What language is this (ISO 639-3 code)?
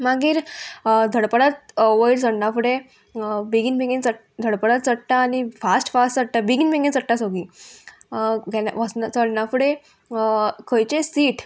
kok